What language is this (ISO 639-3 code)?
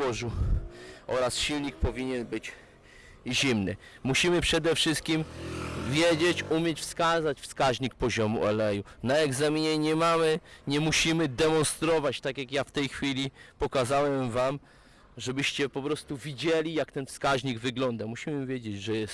pol